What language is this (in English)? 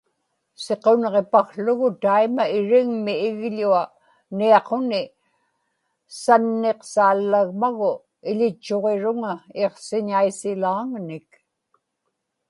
Inupiaq